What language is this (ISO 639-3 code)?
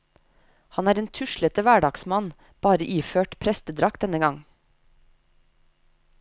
nor